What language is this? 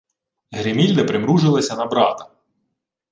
Ukrainian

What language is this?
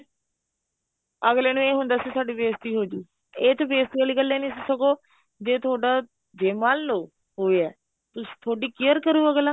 Punjabi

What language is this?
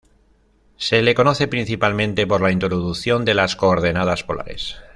Spanish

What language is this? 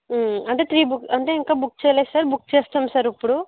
Telugu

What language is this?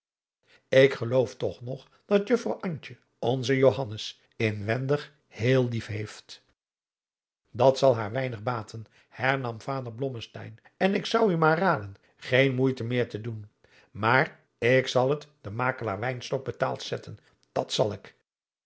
Dutch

